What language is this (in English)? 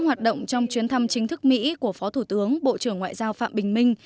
Vietnamese